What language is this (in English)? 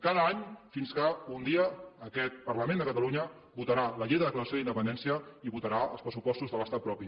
Catalan